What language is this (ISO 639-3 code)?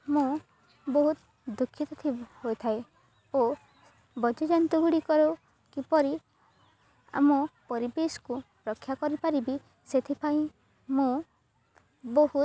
ori